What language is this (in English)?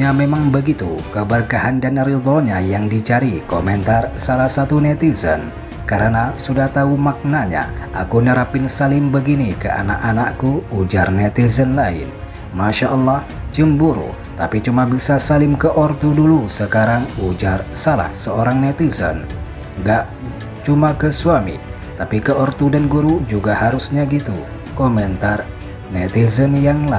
Indonesian